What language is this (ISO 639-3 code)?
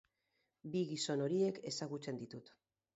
eus